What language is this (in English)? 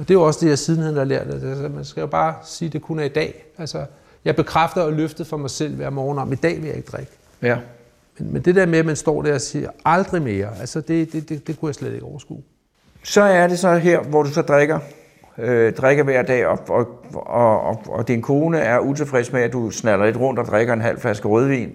Danish